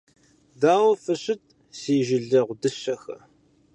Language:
Kabardian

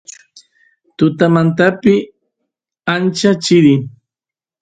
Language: Santiago del Estero Quichua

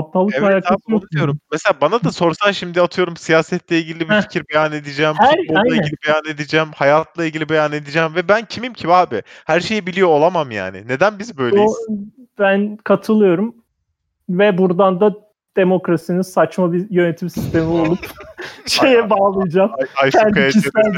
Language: Turkish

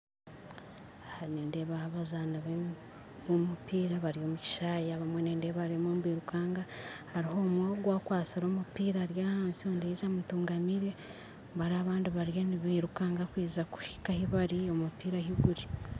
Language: Nyankole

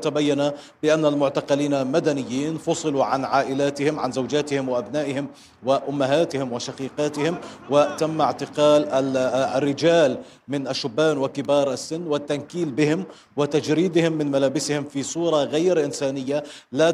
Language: Arabic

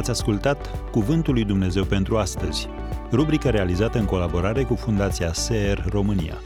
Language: Romanian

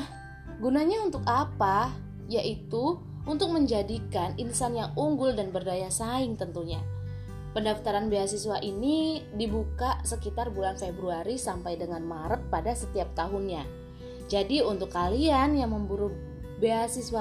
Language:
Indonesian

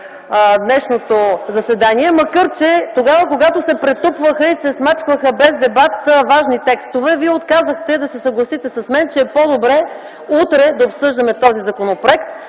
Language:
Bulgarian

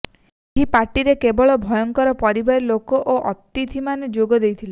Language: Odia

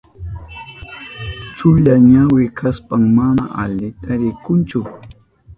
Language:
Southern Pastaza Quechua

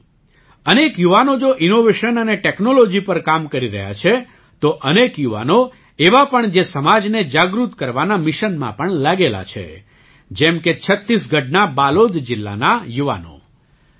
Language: Gujarati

